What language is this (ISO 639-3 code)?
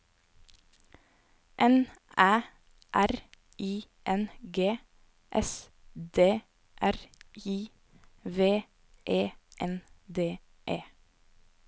nor